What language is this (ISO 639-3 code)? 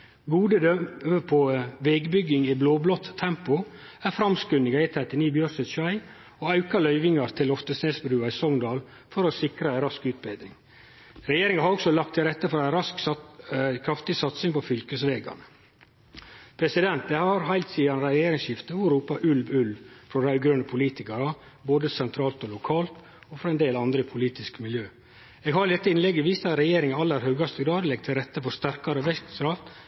nno